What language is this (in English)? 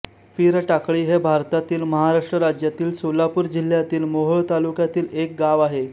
Marathi